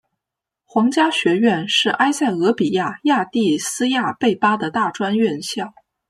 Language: Chinese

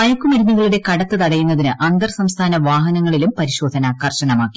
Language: Malayalam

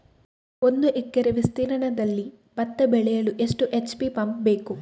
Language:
Kannada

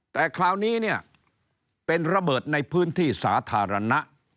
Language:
Thai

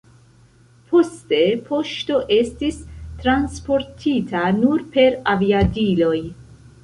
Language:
Esperanto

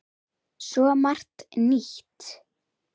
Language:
Icelandic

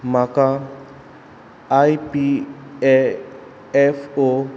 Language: Konkani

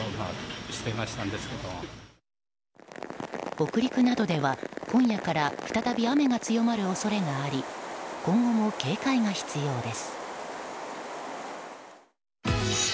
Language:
Japanese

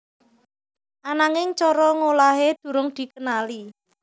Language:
Javanese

